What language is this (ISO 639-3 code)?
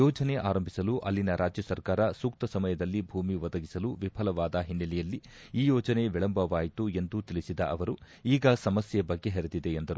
kan